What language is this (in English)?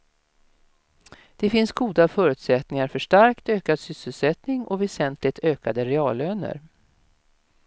Swedish